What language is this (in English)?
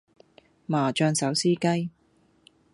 Cantonese